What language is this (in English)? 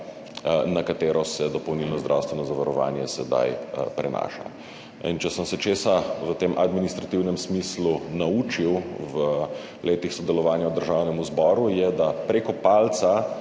Slovenian